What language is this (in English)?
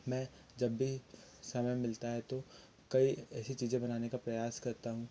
Hindi